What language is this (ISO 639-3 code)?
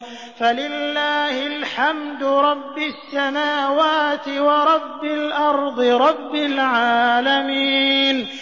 ara